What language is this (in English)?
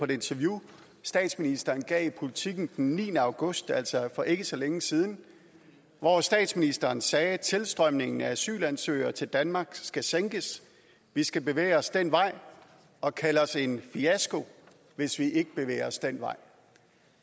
Danish